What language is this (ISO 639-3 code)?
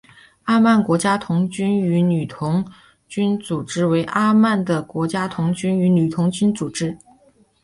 zho